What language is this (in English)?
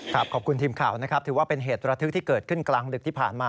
Thai